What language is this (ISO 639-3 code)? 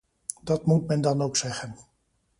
nld